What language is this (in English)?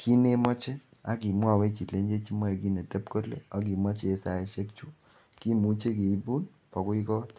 Kalenjin